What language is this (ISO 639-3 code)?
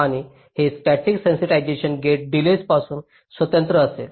mar